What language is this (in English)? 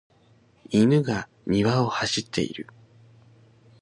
Japanese